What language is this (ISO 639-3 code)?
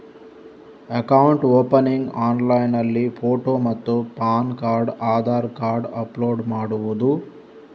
kan